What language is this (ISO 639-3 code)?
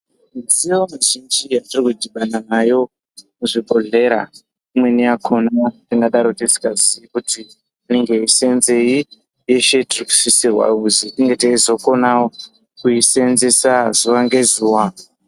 ndc